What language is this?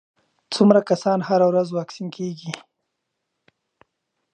Pashto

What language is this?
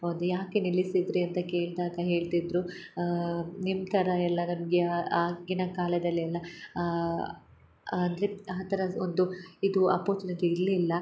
Kannada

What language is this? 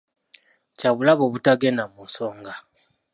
Ganda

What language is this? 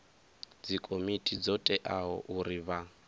Venda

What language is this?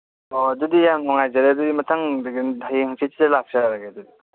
Manipuri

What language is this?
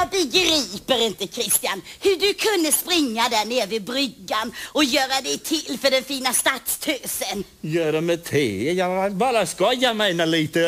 Swedish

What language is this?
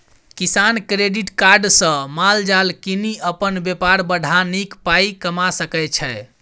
Maithili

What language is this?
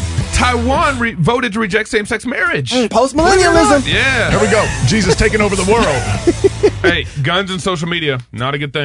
English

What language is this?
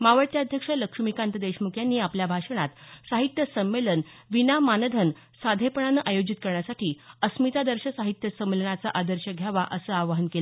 Marathi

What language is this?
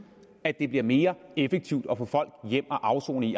Danish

